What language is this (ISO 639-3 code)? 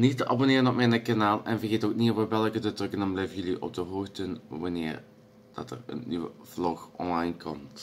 nld